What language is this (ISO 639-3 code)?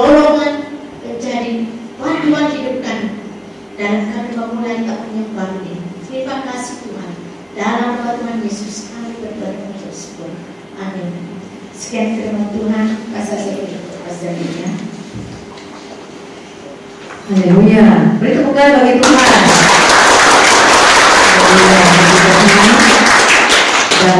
msa